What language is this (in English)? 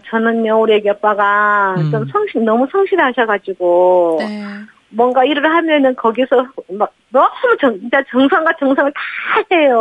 Korean